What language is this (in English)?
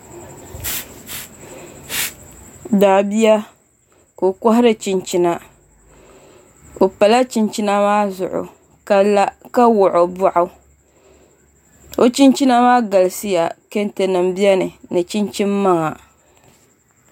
Dagbani